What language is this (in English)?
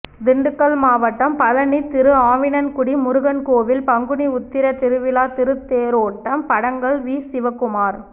Tamil